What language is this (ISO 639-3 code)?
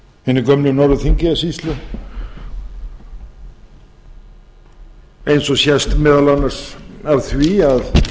isl